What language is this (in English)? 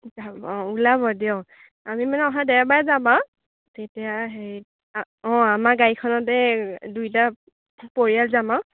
Assamese